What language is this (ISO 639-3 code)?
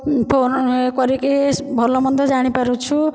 ori